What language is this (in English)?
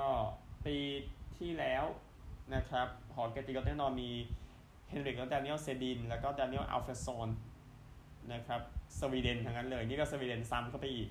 Thai